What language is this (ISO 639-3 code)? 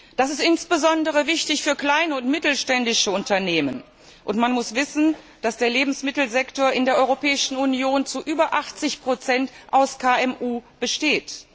deu